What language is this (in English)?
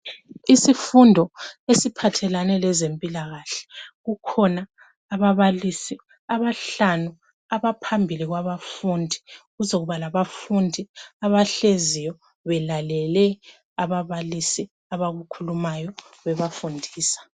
North Ndebele